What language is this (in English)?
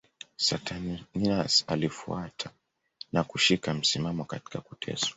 Swahili